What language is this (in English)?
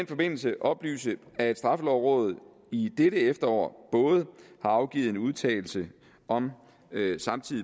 Danish